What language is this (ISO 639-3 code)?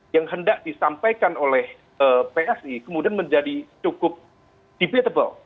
ind